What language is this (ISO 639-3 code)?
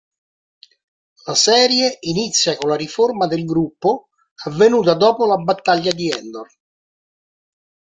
ita